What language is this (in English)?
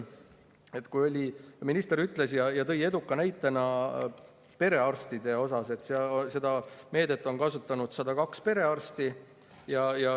Estonian